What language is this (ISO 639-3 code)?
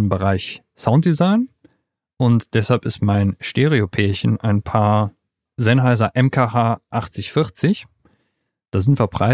deu